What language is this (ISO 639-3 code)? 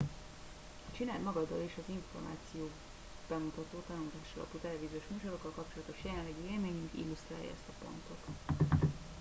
hun